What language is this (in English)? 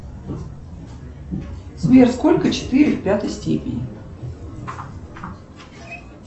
Russian